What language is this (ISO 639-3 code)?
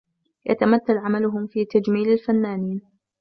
ara